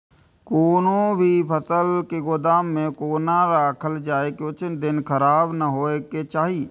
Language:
Maithili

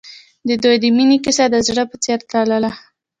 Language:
Pashto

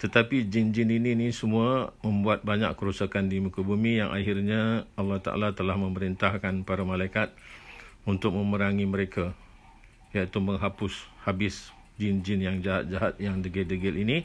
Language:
Malay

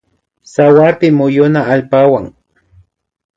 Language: Imbabura Highland Quichua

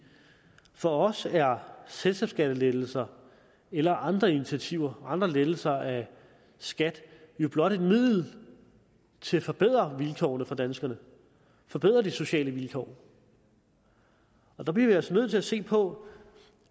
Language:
Danish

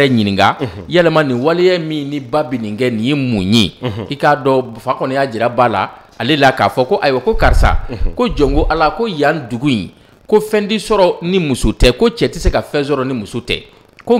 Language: French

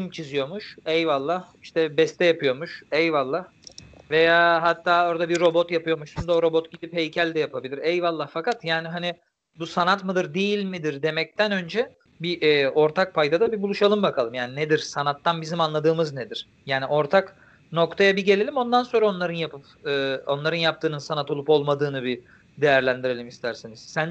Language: Turkish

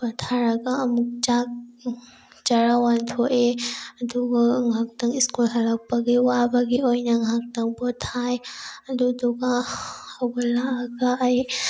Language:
Manipuri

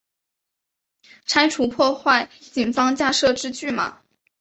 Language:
Chinese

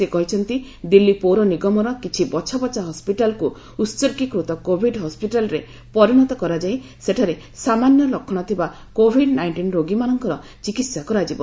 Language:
Odia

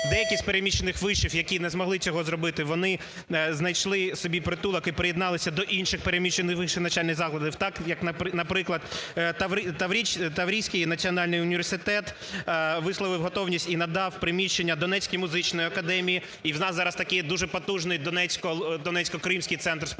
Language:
Ukrainian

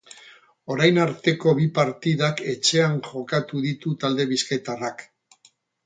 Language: Basque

